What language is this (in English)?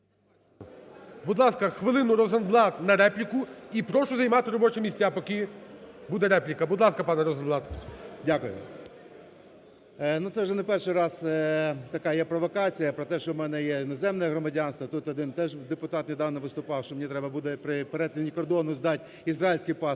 Ukrainian